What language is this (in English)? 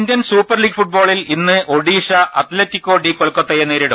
Malayalam